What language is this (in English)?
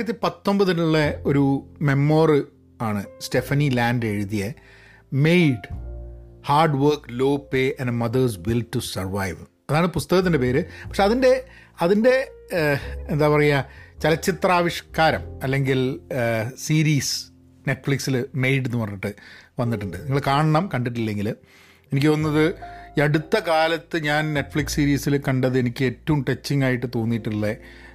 Malayalam